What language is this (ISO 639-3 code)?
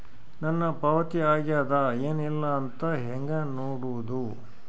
kan